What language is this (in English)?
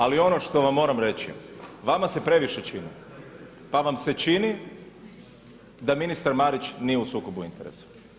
Croatian